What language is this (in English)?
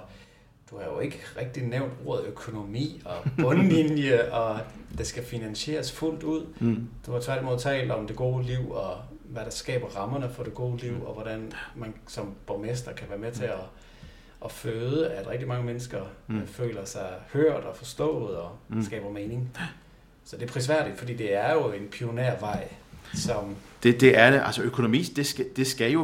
Danish